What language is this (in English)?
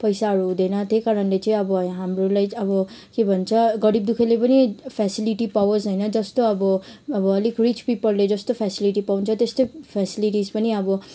Nepali